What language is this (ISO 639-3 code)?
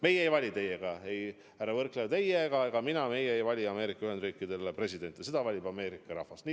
est